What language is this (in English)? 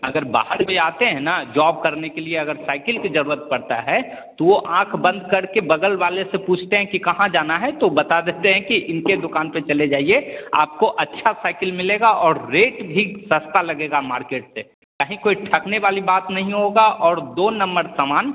Hindi